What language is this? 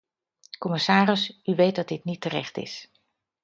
Dutch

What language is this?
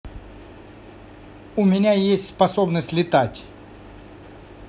Russian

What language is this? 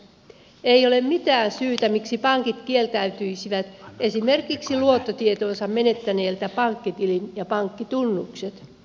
Finnish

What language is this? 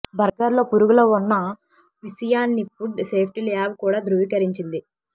Telugu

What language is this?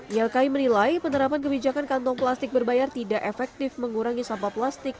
Indonesian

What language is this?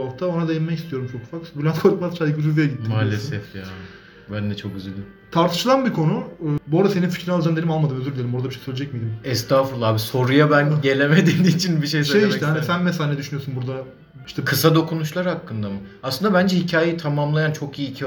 Turkish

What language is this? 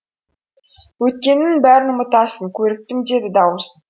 Kazakh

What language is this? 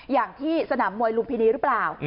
Thai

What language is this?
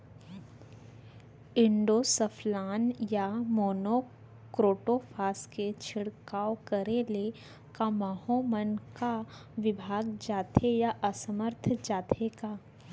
Chhattisgarhi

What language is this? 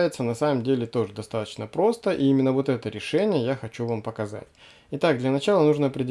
Russian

